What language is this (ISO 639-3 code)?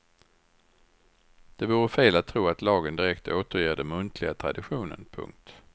swe